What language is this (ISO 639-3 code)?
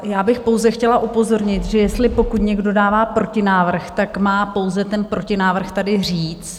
ces